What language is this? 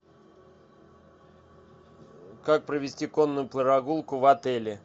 Russian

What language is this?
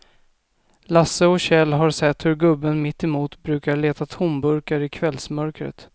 Swedish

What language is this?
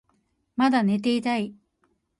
Japanese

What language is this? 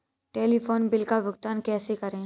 Hindi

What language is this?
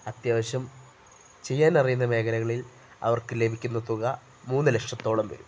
Malayalam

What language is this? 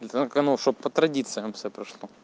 Russian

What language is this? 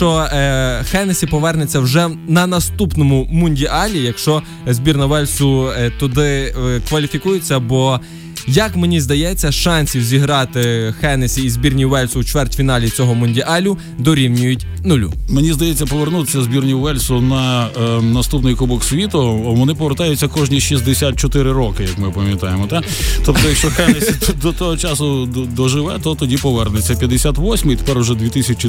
Ukrainian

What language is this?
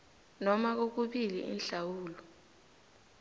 South Ndebele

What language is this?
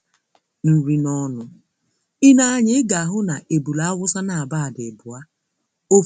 Igbo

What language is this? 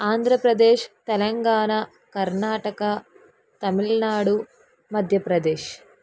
Telugu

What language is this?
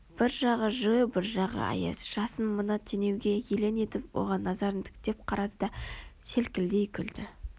Kazakh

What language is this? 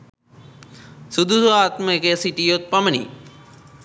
Sinhala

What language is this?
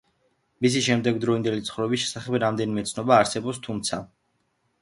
Georgian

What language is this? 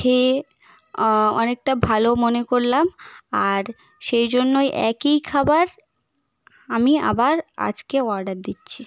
Bangla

